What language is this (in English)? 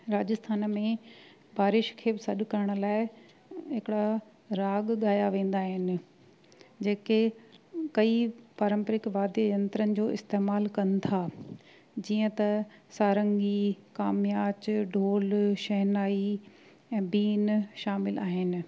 Sindhi